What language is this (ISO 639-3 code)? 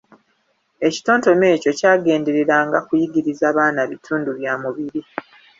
lug